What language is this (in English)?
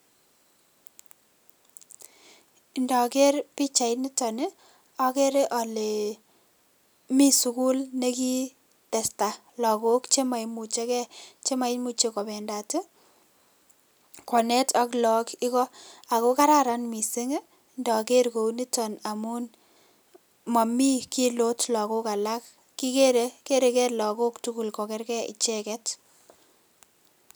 Kalenjin